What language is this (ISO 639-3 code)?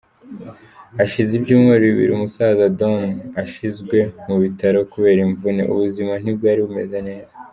kin